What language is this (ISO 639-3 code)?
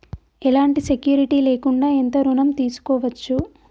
tel